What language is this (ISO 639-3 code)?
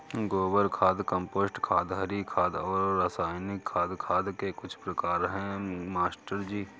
hin